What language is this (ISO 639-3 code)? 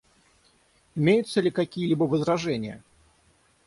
rus